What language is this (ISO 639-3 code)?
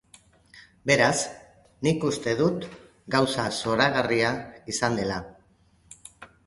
eus